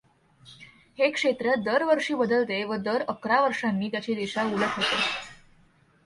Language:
Marathi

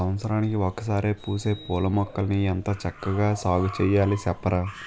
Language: Telugu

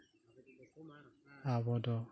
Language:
Santali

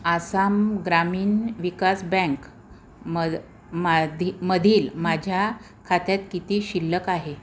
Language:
Marathi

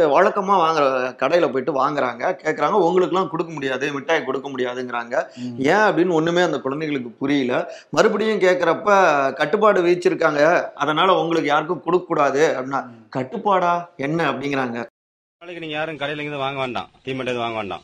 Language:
Tamil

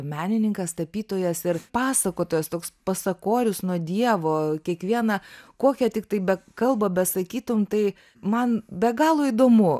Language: Lithuanian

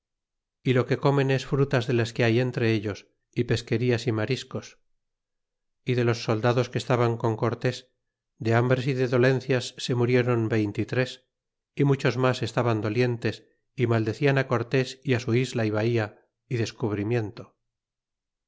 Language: Spanish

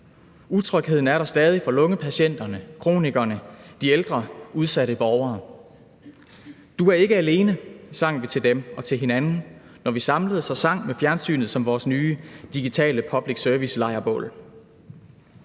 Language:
Danish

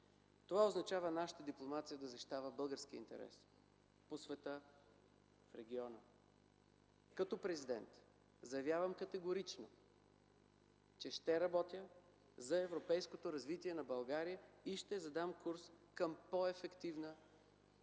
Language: Bulgarian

